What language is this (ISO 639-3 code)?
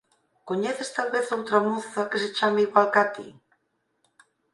glg